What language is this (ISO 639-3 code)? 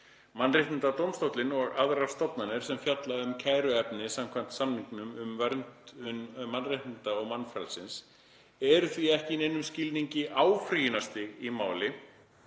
isl